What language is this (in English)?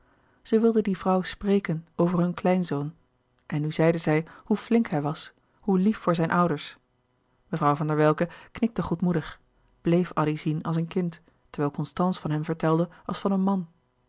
Dutch